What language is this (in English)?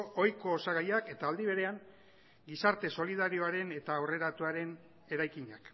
Basque